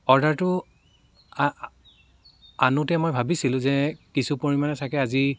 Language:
Assamese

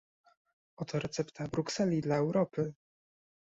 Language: Polish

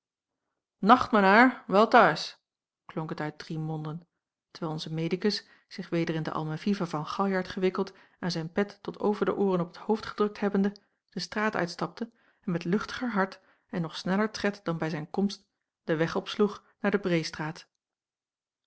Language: Dutch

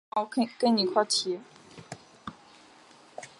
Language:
Chinese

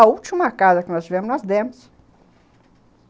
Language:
Portuguese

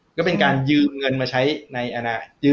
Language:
Thai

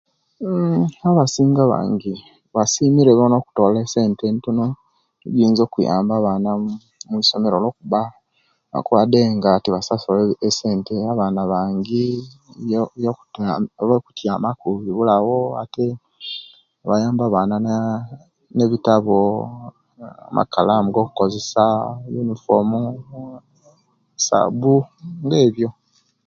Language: Kenyi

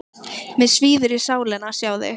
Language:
Icelandic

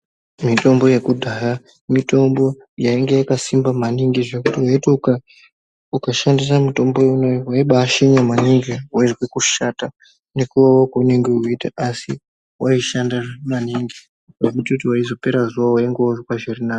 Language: Ndau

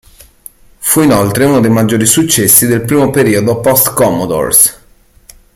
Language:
Italian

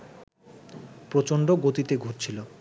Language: Bangla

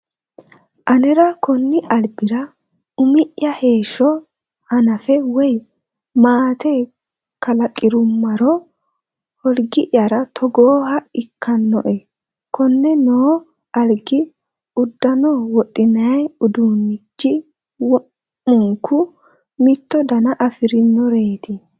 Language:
Sidamo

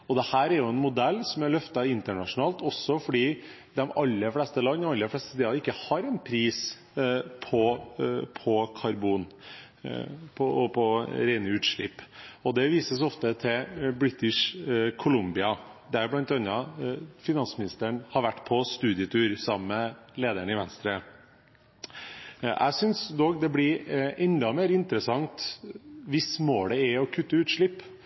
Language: Norwegian Bokmål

